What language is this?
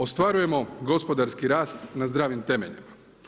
Croatian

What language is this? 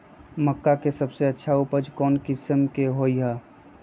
Magahi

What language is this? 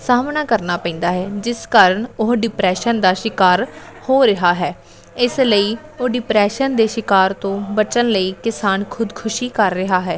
Punjabi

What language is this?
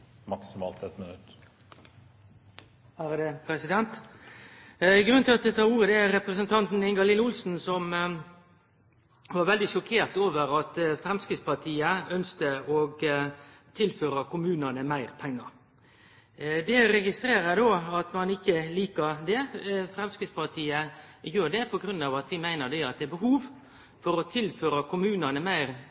Norwegian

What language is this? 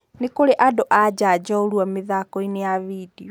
Kikuyu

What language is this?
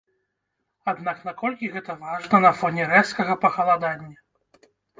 Belarusian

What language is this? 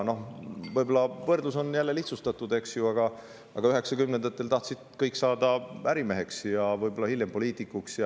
Estonian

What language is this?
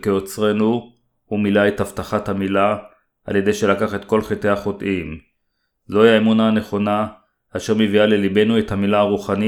Hebrew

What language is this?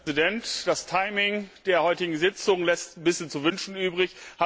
German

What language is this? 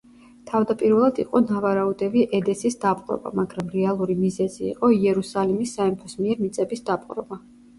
Georgian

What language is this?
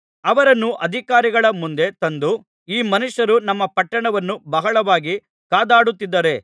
Kannada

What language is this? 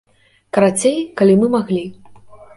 Belarusian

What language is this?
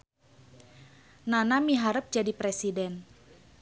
Sundanese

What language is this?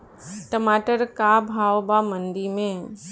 Bhojpuri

